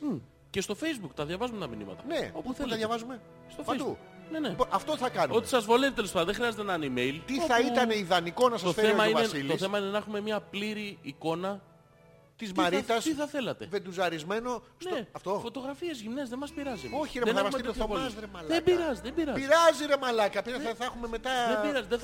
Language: Greek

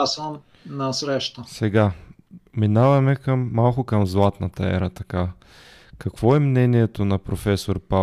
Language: Bulgarian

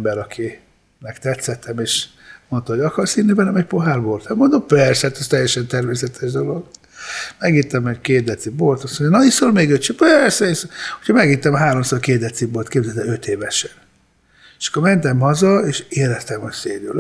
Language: Hungarian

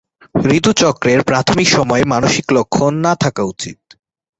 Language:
Bangla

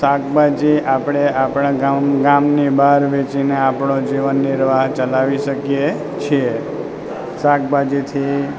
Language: Gujarati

